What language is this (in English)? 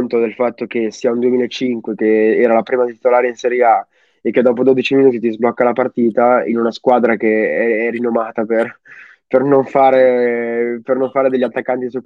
Italian